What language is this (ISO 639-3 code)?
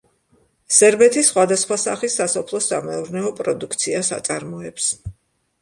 kat